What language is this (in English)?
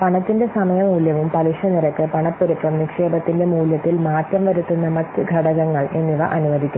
Malayalam